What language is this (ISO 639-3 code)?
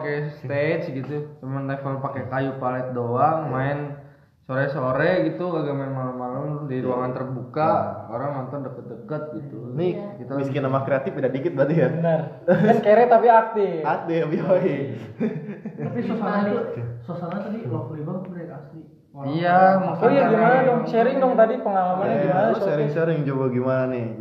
ind